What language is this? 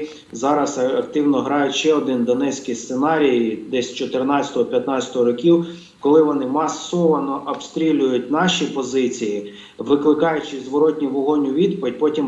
Ukrainian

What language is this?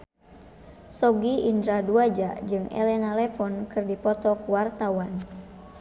Sundanese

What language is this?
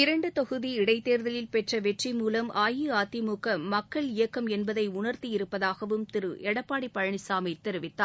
Tamil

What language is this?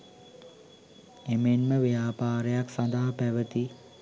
Sinhala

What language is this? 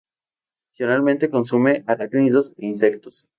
Spanish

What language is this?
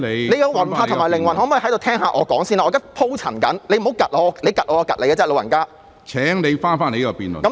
Cantonese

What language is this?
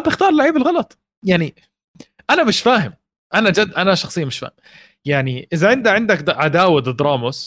Arabic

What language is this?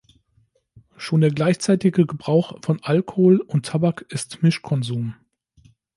German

